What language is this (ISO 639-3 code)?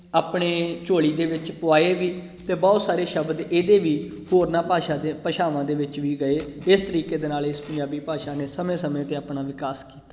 pan